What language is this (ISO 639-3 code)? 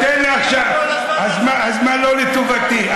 heb